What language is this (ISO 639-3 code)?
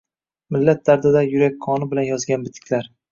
uzb